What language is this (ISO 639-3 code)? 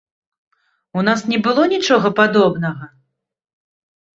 bel